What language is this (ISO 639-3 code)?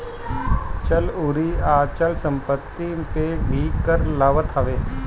bho